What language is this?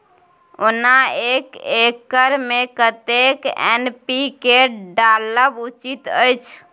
Maithili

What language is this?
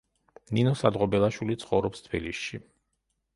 Georgian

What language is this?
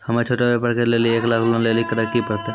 Maithili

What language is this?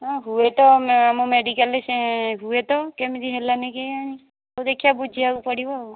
Odia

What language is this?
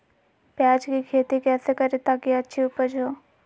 Magahi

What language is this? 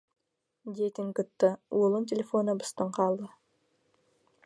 Yakut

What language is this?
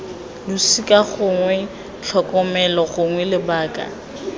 Tswana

